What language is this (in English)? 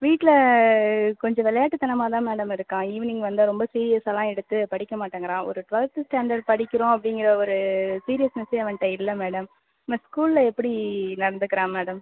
Tamil